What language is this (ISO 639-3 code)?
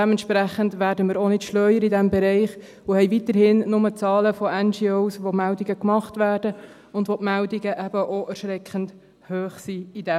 gsw